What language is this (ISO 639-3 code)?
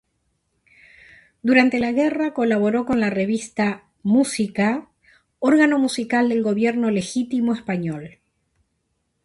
spa